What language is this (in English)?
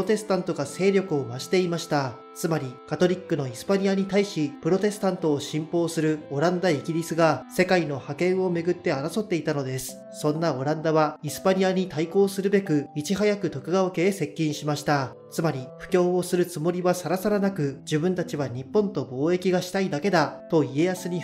Japanese